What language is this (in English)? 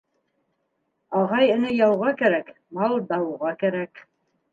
Bashkir